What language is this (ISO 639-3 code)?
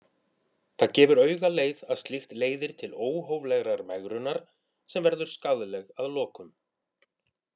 isl